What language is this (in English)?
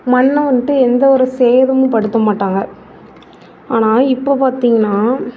Tamil